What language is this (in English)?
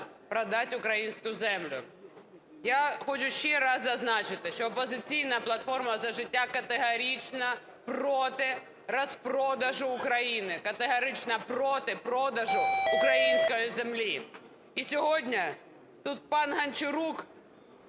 Ukrainian